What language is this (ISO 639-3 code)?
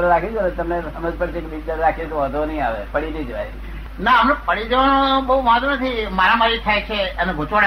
guj